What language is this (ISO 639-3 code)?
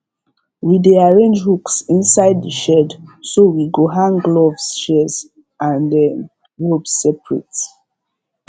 pcm